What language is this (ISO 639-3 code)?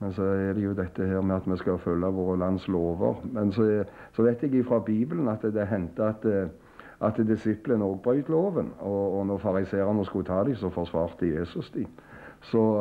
nor